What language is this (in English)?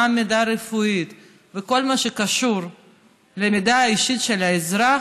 Hebrew